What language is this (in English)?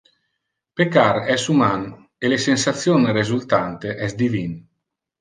Interlingua